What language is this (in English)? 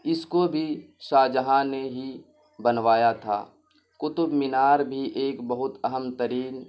Urdu